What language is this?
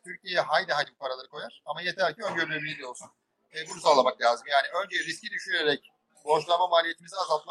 Turkish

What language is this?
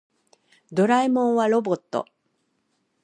Japanese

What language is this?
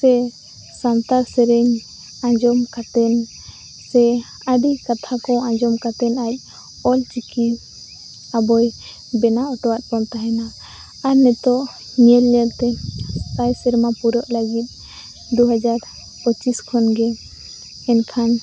Santali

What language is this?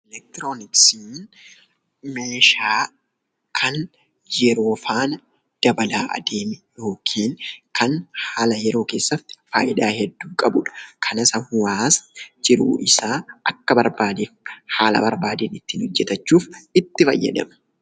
Oromo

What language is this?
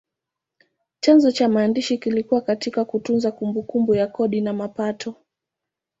Swahili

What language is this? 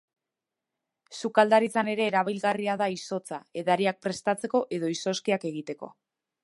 Basque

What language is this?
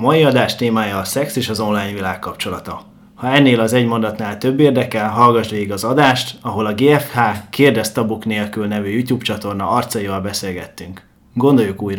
Hungarian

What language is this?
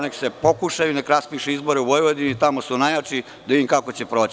Serbian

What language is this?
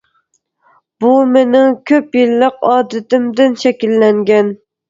Uyghur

